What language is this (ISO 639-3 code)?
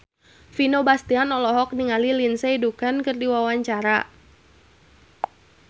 sun